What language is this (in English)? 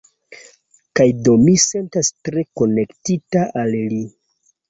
Esperanto